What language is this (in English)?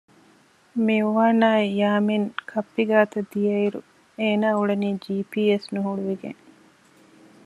Divehi